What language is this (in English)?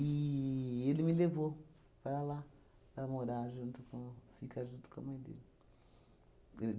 Portuguese